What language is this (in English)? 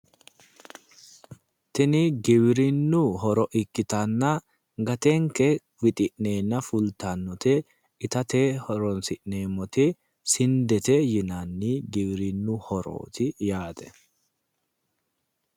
Sidamo